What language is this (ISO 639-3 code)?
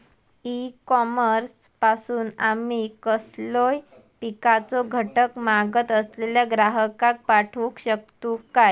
mar